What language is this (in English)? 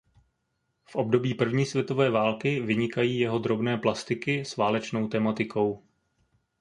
Czech